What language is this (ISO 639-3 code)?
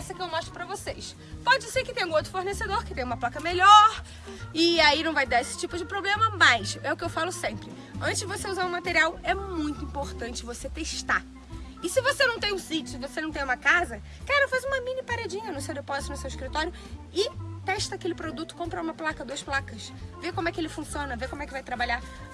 por